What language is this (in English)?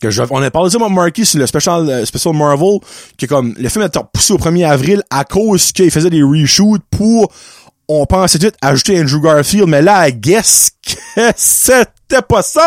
French